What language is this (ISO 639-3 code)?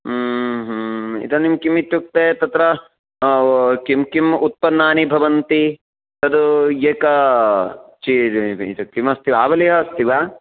san